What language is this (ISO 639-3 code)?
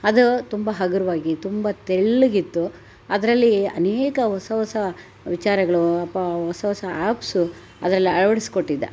kan